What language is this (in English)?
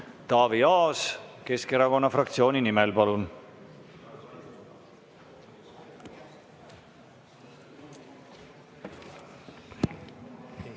Estonian